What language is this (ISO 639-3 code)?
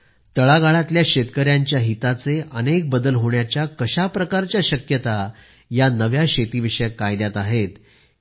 mar